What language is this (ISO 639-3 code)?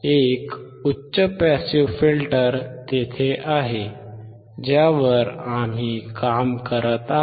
mar